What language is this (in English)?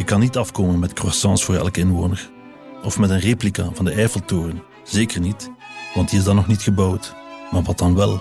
Dutch